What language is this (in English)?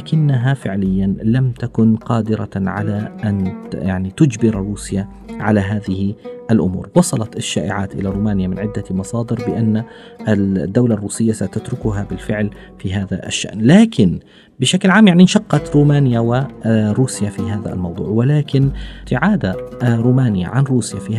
Arabic